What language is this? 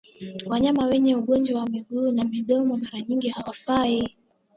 Swahili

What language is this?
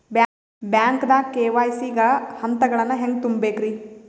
Kannada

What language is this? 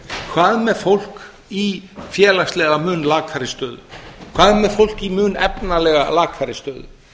Icelandic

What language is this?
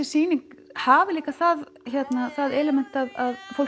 Icelandic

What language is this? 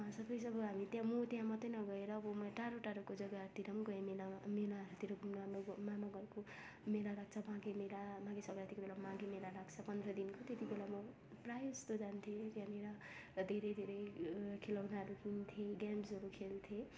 Nepali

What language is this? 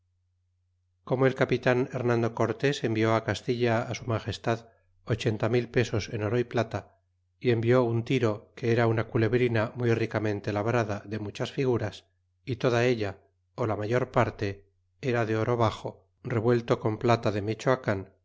Spanish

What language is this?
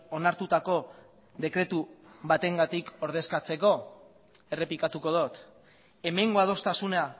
Basque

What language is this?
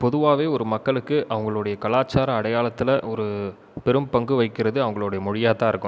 Tamil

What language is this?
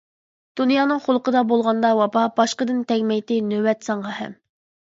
Uyghur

